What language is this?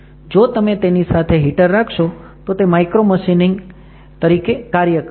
Gujarati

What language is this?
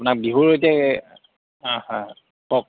Assamese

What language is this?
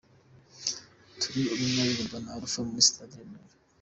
Kinyarwanda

